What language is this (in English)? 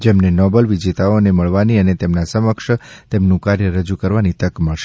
Gujarati